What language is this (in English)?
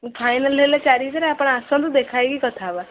Odia